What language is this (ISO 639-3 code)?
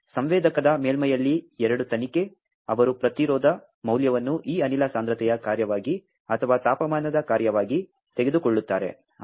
kan